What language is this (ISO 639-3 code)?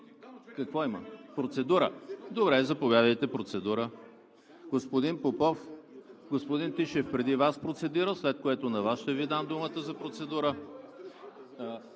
bul